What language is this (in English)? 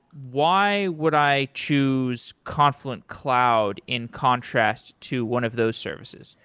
English